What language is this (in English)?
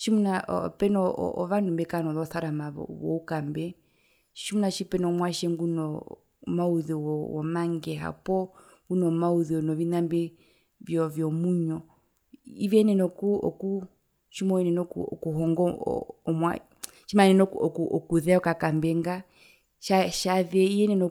Herero